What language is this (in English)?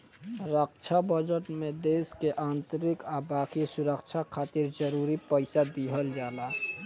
Bhojpuri